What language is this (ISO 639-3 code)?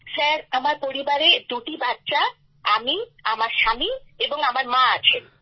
ben